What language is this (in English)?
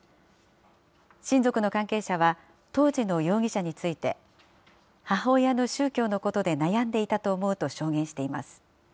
Japanese